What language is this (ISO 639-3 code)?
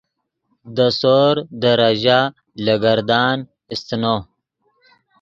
ydg